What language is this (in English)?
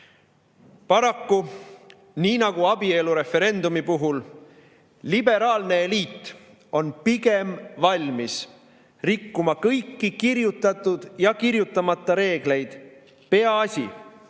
Estonian